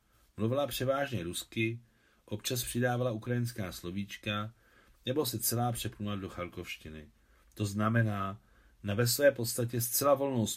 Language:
Czech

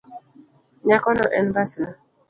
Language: Luo (Kenya and Tanzania)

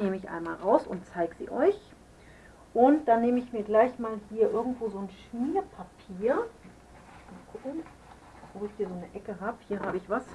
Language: German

